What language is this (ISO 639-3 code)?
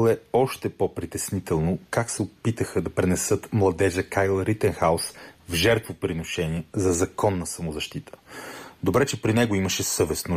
bul